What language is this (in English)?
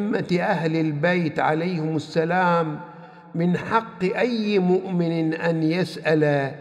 Arabic